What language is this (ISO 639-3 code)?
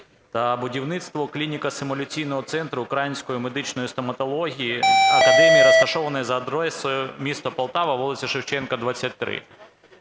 ukr